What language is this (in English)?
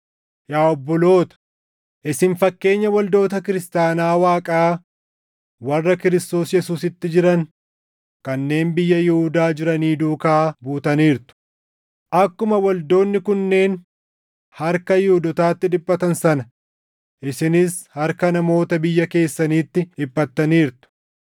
Oromo